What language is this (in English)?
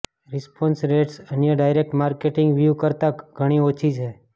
Gujarati